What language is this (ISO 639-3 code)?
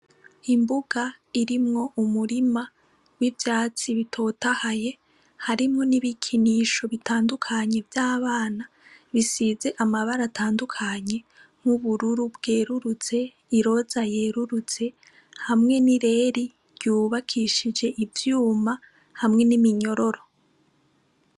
run